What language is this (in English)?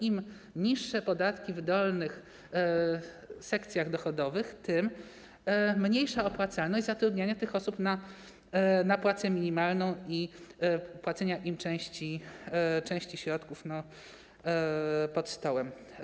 Polish